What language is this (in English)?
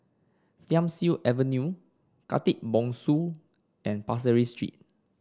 English